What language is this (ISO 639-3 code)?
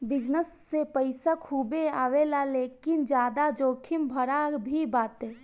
bho